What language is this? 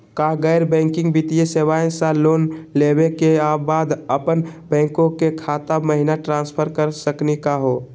Magahi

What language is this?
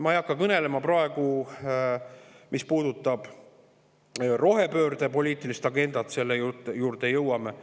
Estonian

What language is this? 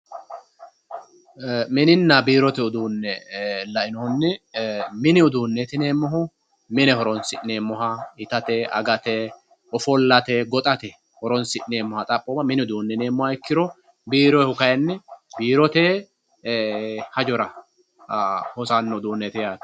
Sidamo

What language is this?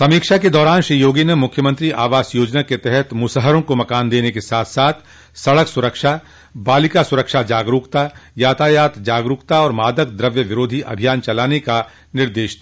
Hindi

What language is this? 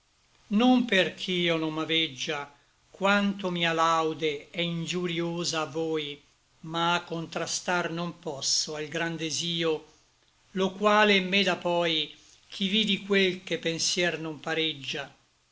Italian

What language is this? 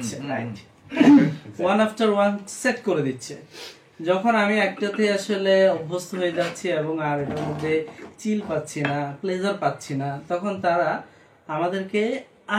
Bangla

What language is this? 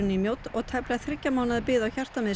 Icelandic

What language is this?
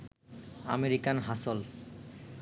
Bangla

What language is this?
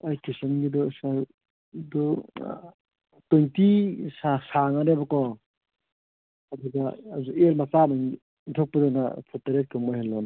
Manipuri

